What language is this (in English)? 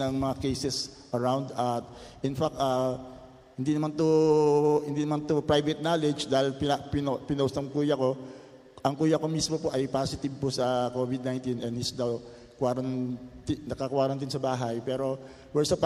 Filipino